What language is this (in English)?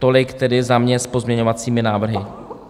Czech